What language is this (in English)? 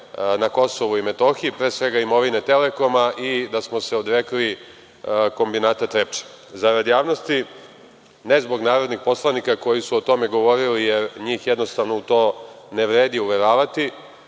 Serbian